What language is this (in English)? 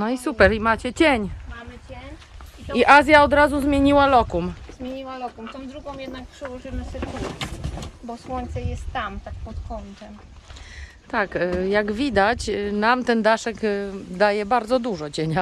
Polish